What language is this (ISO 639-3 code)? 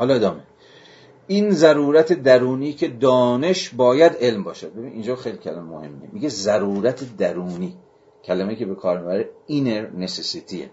fas